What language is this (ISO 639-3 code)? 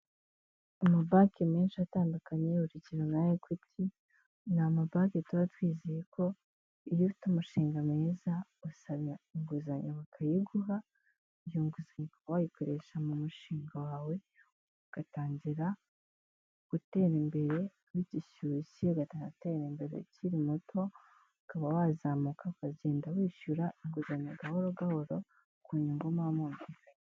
kin